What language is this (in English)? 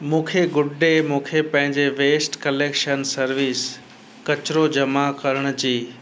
Sindhi